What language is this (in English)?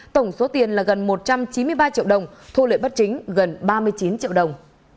Vietnamese